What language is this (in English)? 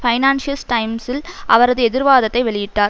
Tamil